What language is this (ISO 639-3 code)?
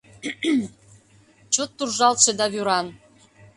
chm